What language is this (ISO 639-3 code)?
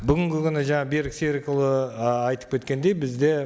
kaz